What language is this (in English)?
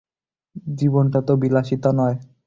Bangla